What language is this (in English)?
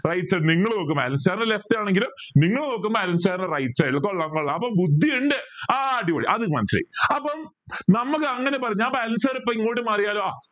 Malayalam